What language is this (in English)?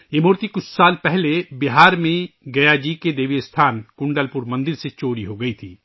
Urdu